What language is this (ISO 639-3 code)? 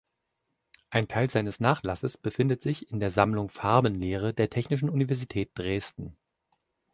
deu